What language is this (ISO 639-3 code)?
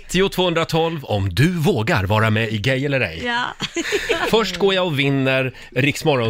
swe